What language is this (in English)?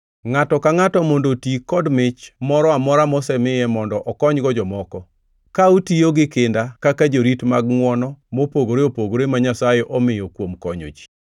Luo (Kenya and Tanzania)